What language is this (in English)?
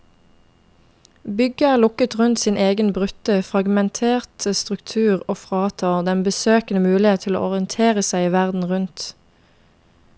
Norwegian